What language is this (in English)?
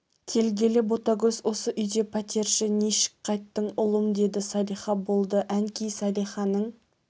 Kazakh